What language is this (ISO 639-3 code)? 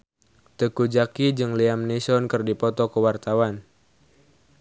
sun